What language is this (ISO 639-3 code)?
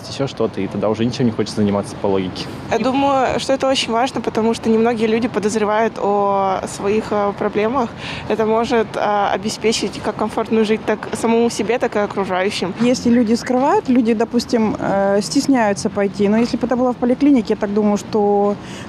rus